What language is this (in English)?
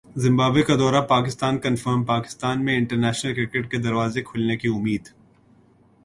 Urdu